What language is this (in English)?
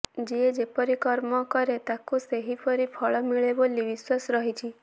Odia